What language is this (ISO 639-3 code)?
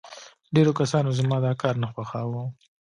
pus